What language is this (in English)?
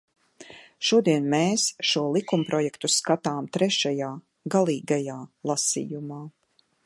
Latvian